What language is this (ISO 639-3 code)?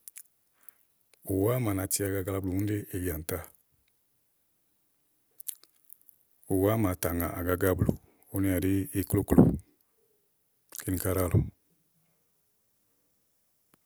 ahl